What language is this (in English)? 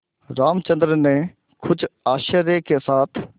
Hindi